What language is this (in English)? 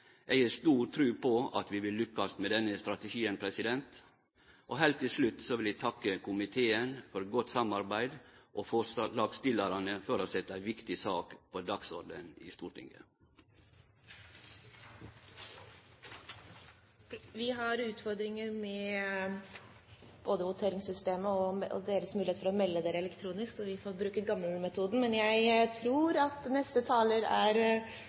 Norwegian